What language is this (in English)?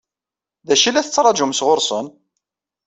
Kabyle